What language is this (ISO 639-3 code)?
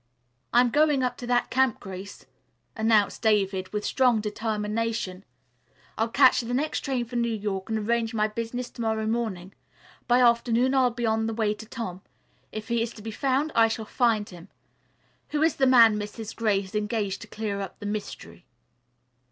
eng